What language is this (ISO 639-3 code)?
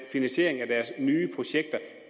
dan